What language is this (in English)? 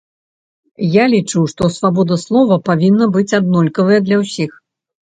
Belarusian